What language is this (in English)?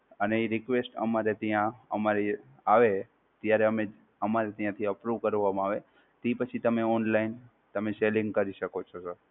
Gujarati